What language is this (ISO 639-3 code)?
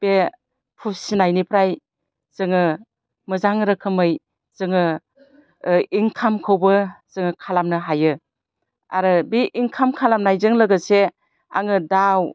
brx